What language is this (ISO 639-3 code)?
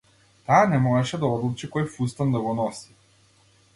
mkd